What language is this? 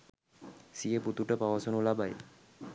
Sinhala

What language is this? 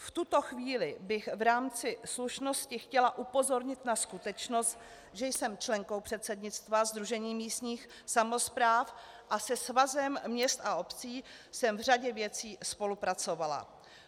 Czech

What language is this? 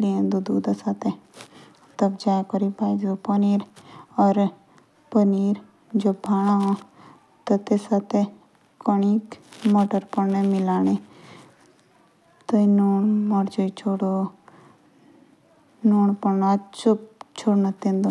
Jaunsari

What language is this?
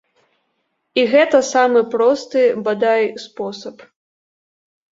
Belarusian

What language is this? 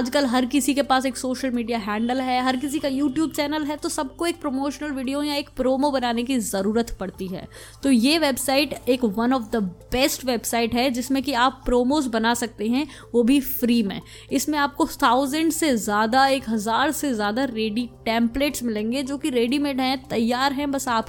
Hindi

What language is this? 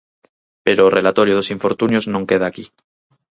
Galician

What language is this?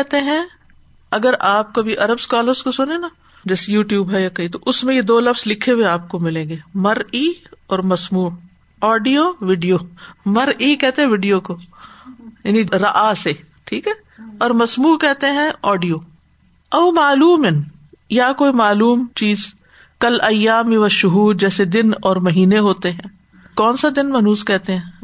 Urdu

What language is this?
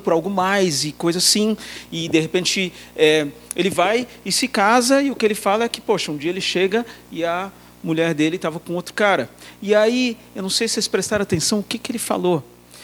Portuguese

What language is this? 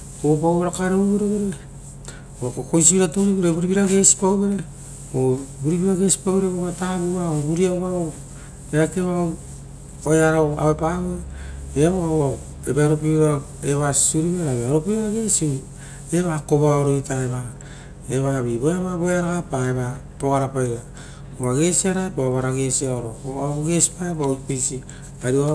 Rotokas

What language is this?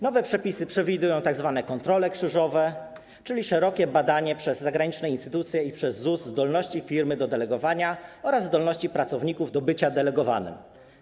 Polish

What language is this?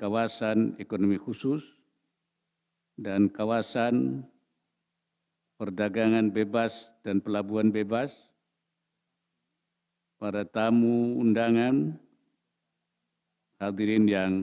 Indonesian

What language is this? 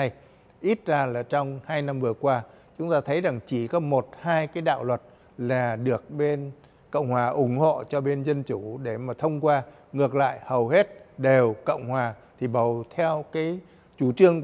Vietnamese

